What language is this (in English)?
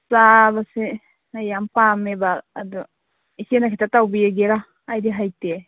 Manipuri